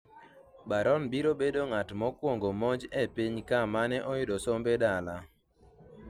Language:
Luo (Kenya and Tanzania)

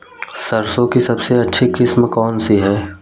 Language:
Hindi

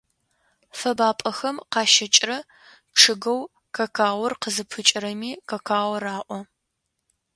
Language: Adyghe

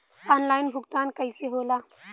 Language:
Bhojpuri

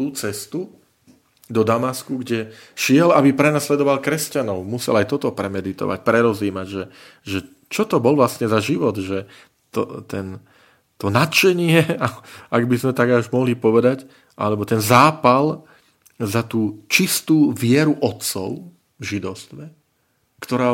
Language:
Slovak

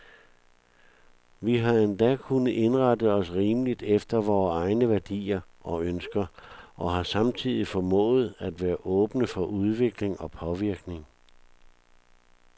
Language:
Danish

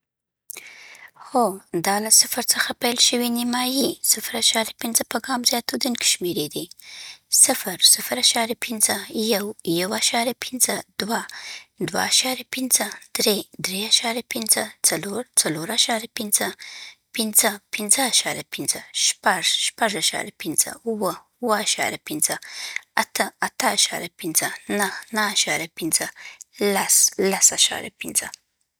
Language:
Southern Pashto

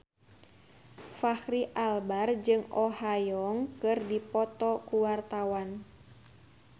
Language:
Sundanese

